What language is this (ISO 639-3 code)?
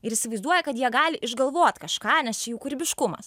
lit